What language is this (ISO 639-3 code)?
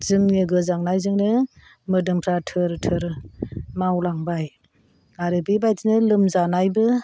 brx